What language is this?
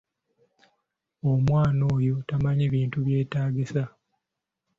Ganda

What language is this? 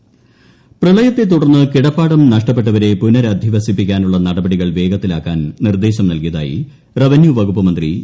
Malayalam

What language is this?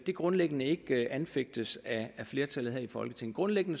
Danish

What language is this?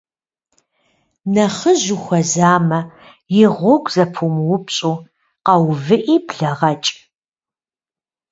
Kabardian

